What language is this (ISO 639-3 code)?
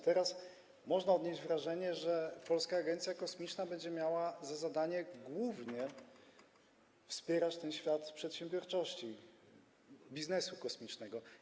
pol